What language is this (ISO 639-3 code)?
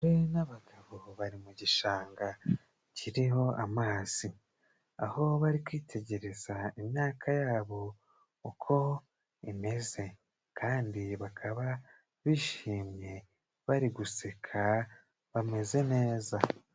kin